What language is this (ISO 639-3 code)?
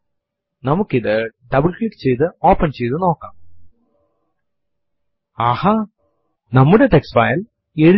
mal